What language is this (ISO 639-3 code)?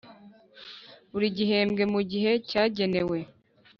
kin